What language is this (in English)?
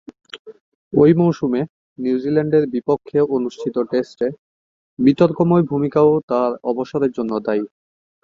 Bangla